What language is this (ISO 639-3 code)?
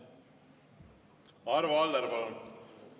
est